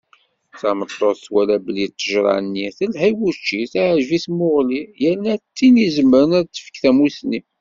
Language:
Kabyle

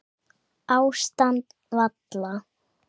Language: Icelandic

